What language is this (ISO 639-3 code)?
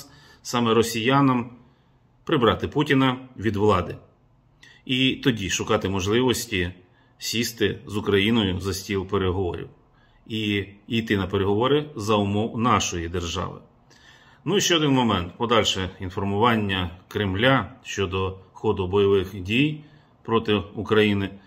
ukr